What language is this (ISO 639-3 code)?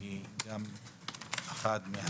heb